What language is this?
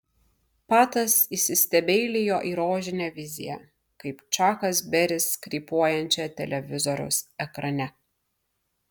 Lithuanian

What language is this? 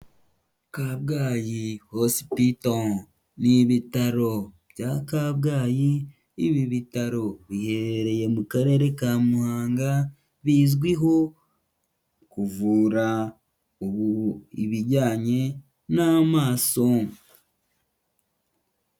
Kinyarwanda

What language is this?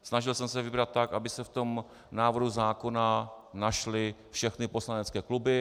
Czech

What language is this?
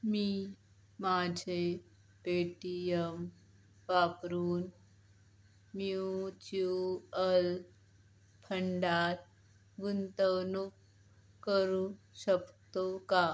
Marathi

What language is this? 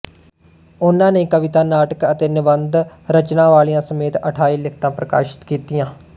Punjabi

